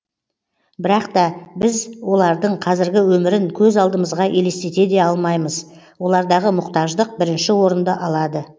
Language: Kazakh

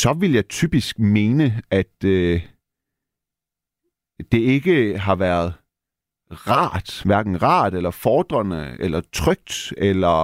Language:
Danish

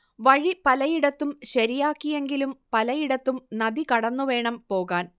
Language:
Malayalam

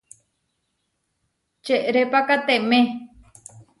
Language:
Huarijio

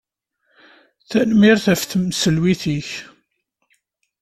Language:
Kabyle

